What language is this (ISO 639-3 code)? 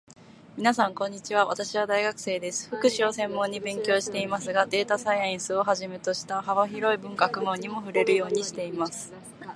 jpn